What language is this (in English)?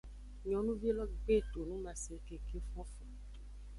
Aja (Benin)